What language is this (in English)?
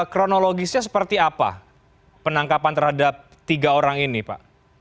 Indonesian